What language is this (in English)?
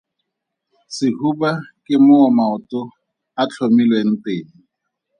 Tswana